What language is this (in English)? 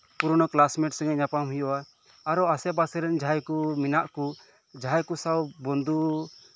Santali